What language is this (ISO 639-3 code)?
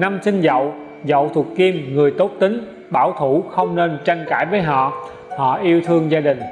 vie